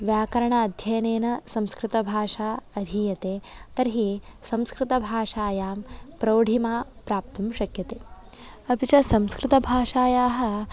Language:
Sanskrit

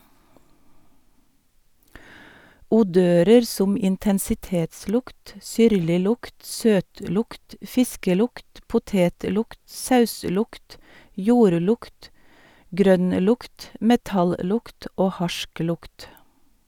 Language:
Norwegian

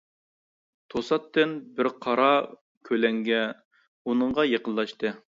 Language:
Uyghur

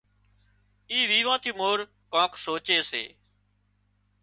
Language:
Wadiyara Koli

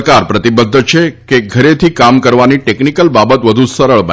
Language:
Gujarati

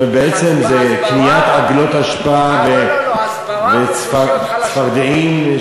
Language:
Hebrew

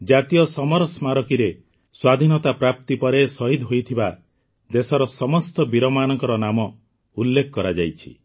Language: Odia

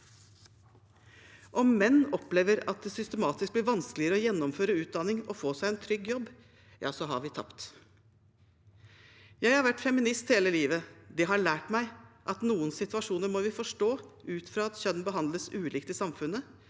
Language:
Norwegian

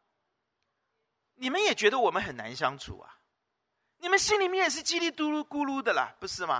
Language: Chinese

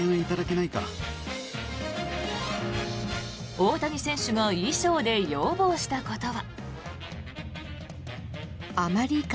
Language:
Japanese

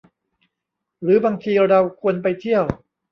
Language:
Thai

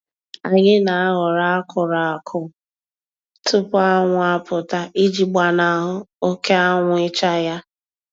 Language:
Igbo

